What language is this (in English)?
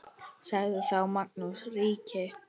Icelandic